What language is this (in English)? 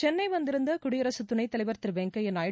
Tamil